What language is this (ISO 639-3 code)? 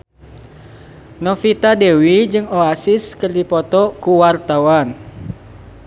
sun